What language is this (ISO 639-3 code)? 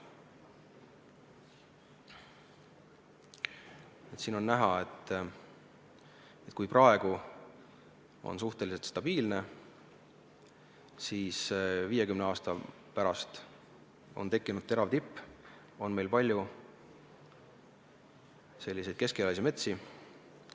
est